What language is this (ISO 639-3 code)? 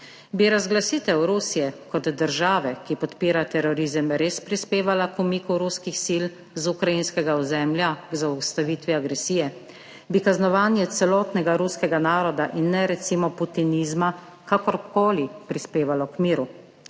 slv